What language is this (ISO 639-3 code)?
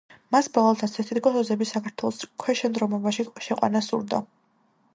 kat